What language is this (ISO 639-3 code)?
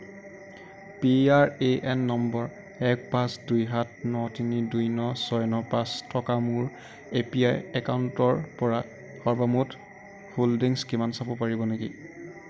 asm